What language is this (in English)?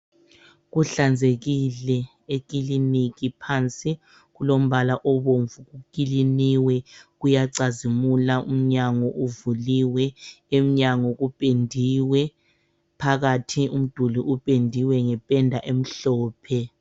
North Ndebele